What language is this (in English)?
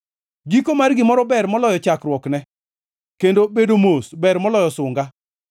Luo (Kenya and Tanzania)